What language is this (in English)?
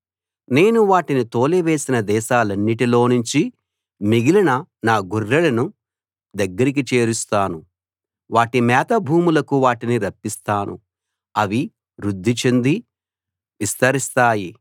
Telugu